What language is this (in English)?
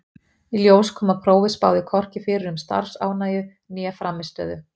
Icelandic